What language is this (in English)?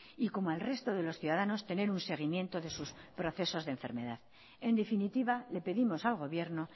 Spanish